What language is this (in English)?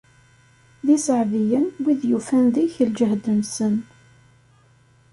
Kabyle